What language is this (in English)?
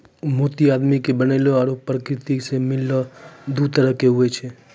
Maithili